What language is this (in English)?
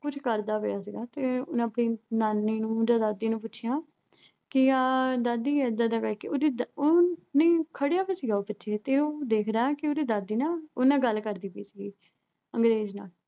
Punjabi